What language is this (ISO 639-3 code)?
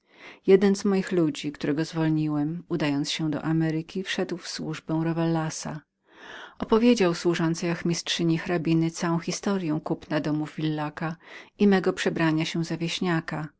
pol